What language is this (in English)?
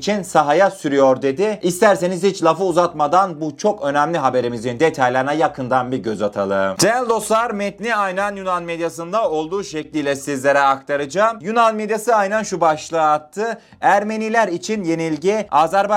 Turkish